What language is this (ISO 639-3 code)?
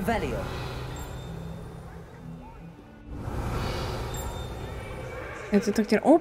rus